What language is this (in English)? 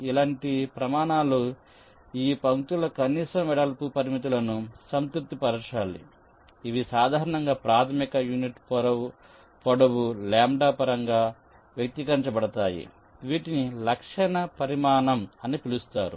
Telugu